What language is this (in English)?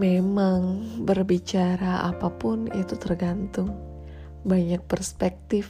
Indonesian